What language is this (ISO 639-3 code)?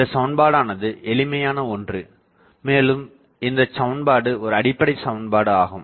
tam